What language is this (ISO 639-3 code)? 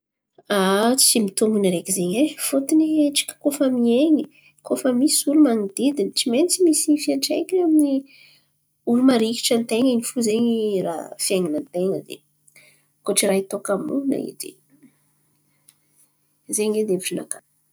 xmv